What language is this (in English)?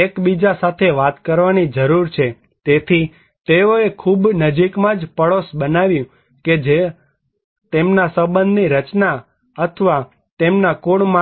Gujarati